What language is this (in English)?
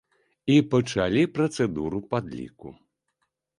Belarusian